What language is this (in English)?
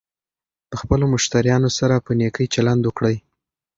Pashto